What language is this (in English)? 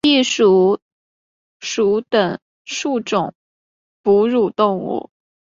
Chinese